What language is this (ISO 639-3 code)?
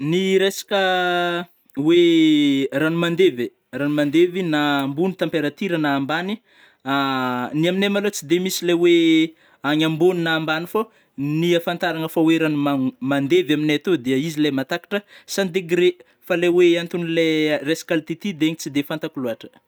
bmm